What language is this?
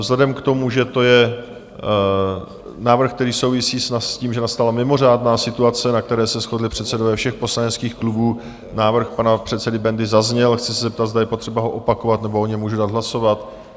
Czech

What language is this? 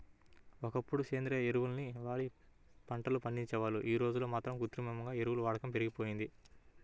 Telugu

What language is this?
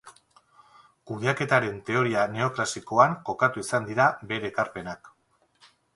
Basque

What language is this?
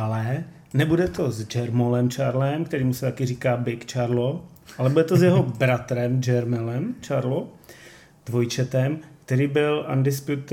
Czech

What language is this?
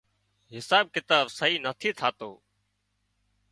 Wadiyara Koli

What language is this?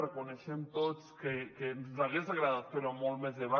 Catalan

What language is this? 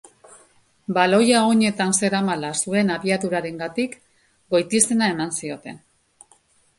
Basque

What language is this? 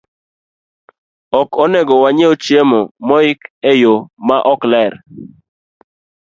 Luo (Kenya and Tanzania)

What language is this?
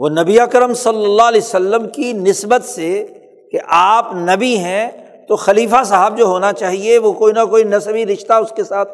Urdu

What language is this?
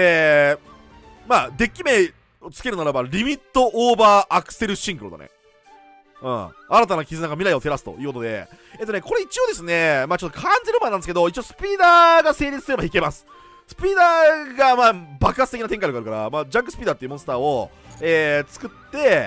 Japanese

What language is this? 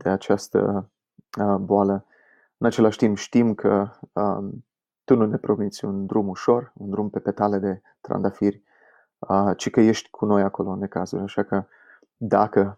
Romanian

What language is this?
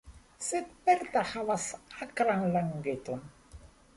Esperanto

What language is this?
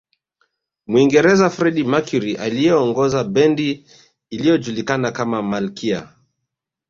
Swahili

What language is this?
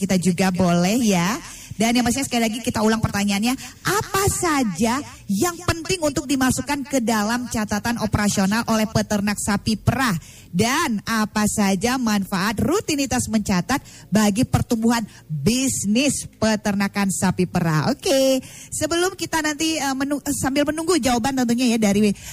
Indonesian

